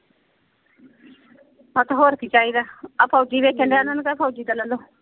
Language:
Punjabi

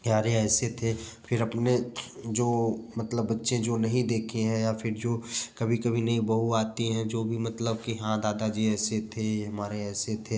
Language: Hindi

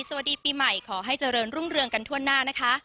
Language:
Thai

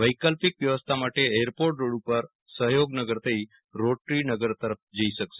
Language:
Gujarati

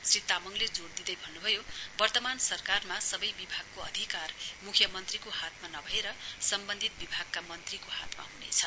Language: Nepali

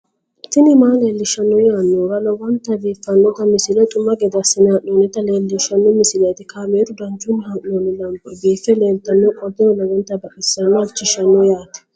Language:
Sidamo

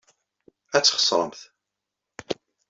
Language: Kabyle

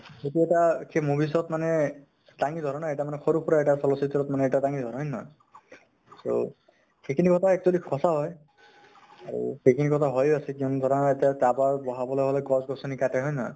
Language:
Assamese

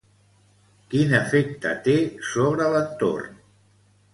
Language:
Catalan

